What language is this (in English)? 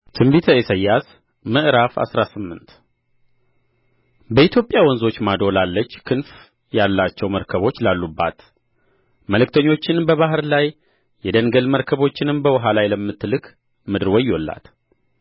Amharic